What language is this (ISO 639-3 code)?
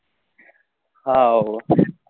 guj